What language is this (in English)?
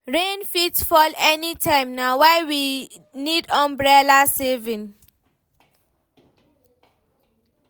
Nigerian Pidgin